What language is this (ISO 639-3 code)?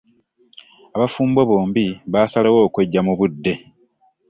lug